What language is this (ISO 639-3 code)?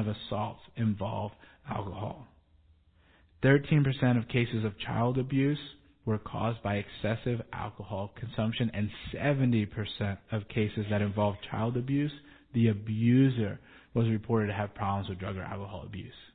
eng